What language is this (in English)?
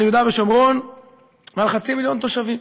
Hebrew